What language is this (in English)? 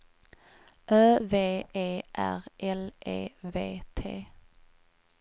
Swedish